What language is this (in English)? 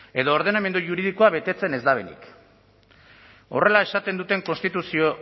Basque